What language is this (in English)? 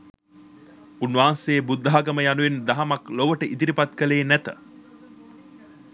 Sinhala